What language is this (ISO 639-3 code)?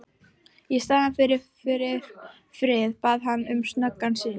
isl